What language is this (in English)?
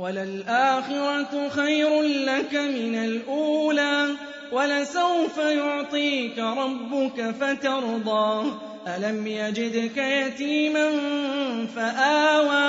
Arabic